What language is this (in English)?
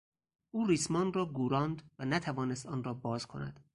Persian